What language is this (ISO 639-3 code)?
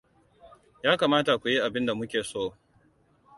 hau